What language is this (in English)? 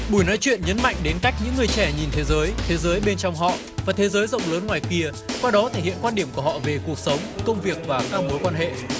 Vietnamese